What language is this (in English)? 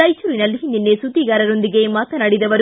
Kannada